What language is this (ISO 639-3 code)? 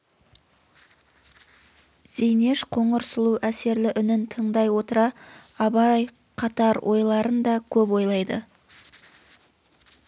kaz